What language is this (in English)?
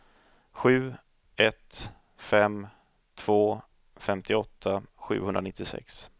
Swedish